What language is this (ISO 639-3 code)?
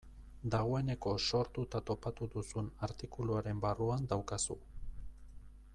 eus